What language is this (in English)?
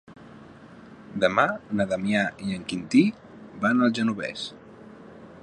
Catalan